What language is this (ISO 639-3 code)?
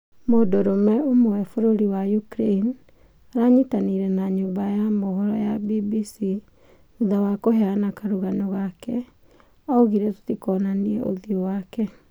kik